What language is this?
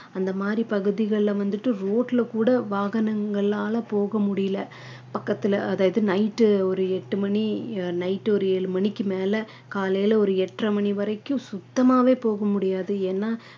Tamil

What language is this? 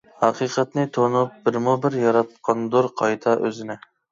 Uyghur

